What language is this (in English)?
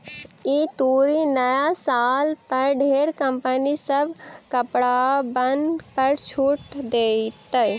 Magahi